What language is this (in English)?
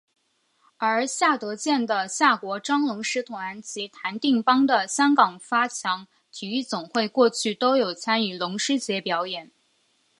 Chinese